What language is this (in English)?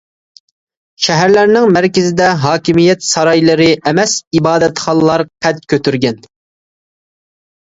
Uyghur